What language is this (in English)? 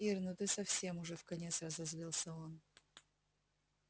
Russian